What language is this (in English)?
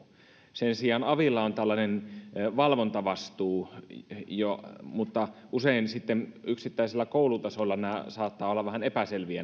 Finnish